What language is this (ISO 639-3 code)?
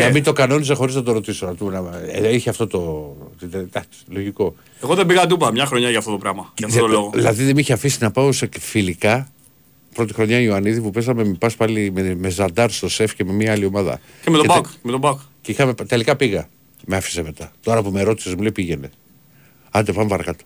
ell